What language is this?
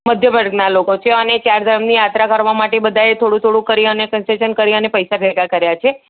Gujarati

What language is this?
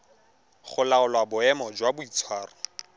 Tswana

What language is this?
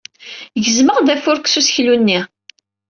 Kabyle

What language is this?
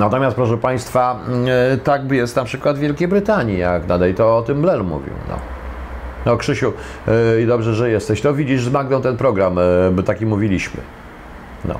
Polish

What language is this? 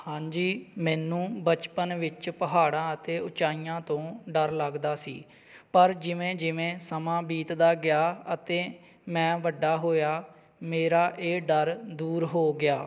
Punjabi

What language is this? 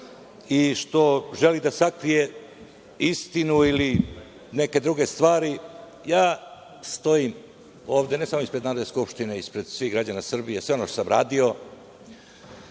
Serbian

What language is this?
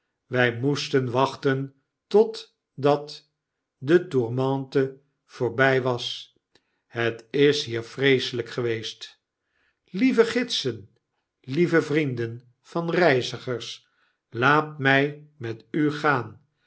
Dutch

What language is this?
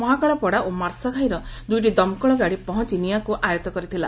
Odia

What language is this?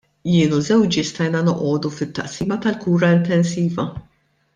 Maltese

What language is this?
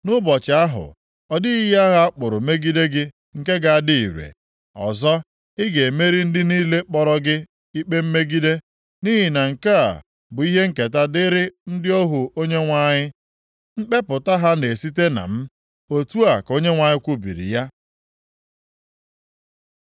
Igbo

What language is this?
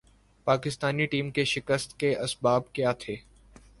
Urdu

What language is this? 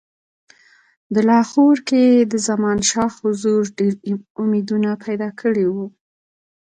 Pashto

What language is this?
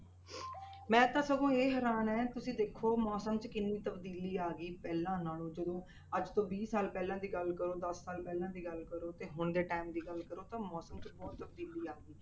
Punjabi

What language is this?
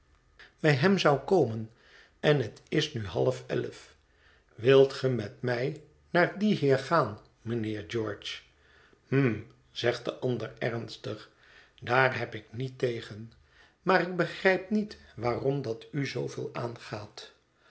Dutch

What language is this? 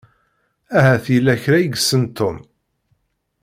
Kabyle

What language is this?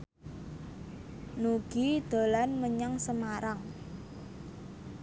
Javanese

